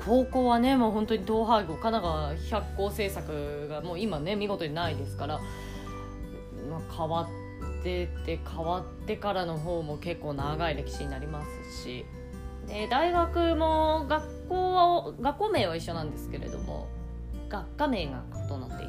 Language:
Japanese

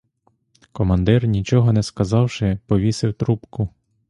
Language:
Ukrainian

